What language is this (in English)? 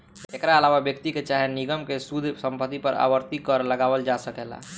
Bhojpuri